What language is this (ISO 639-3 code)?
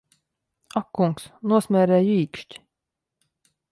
lav